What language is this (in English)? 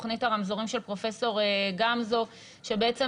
Hebrew